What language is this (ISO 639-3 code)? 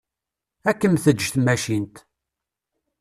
kab